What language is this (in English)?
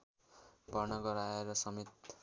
Nepali